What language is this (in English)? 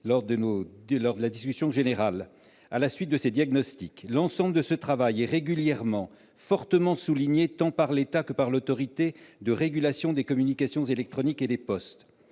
French